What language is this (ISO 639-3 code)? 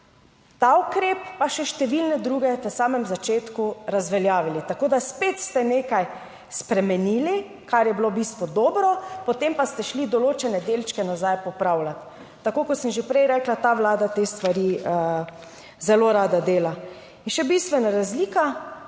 slv